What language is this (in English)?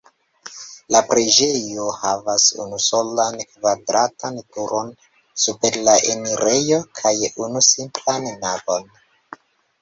Esperanto